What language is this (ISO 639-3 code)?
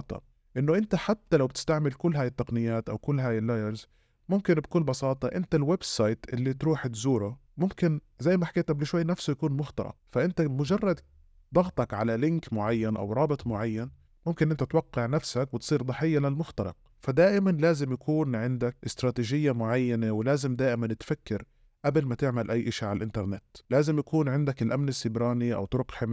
ara